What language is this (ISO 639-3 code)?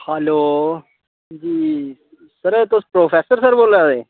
doi